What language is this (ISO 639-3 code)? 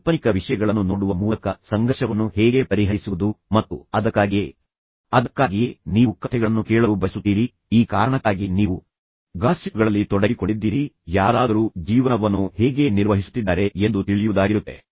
kan